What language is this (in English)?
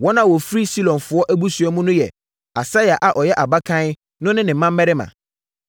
Akan